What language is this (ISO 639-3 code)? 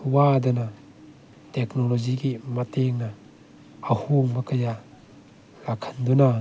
mni